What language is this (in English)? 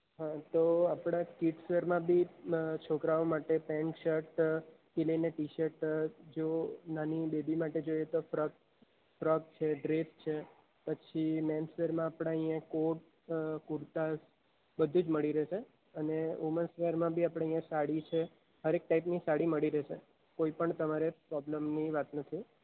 Gujarati